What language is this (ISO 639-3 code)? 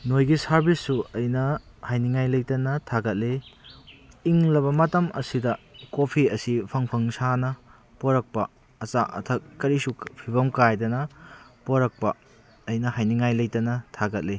mni